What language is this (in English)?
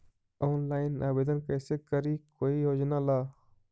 Magahi